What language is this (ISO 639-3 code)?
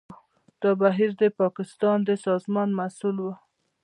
pus